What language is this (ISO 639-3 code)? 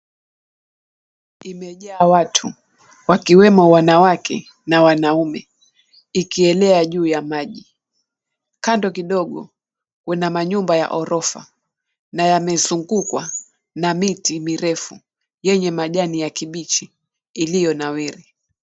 swa